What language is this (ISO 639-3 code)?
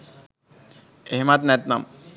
sin